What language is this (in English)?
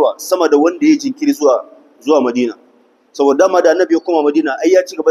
Arabic